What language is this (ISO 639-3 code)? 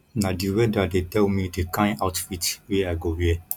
pcm